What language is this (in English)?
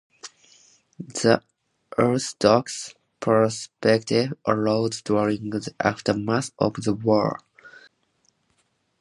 English